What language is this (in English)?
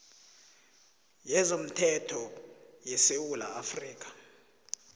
South Ndebele